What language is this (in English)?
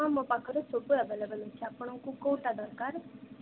Odia